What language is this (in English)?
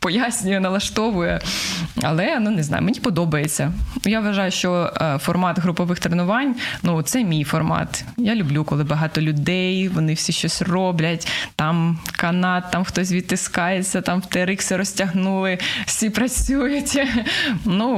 Ukrainian